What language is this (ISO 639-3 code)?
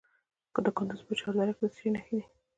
pus